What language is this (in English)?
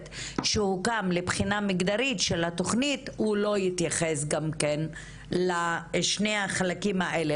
Hebrew